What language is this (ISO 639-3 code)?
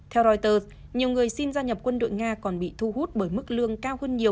vie